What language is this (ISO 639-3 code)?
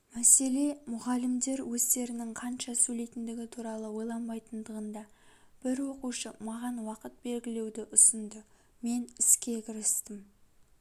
kaz